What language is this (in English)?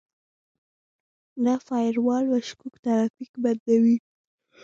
Pashto